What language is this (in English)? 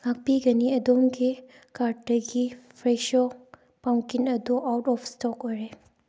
Manipuri